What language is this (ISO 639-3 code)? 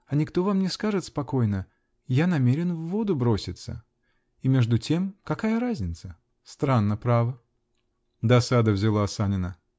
rus